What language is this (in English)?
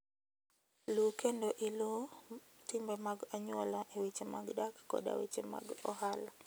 Luo (Kenya and Tanzania)